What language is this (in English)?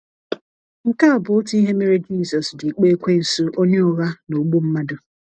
Igbo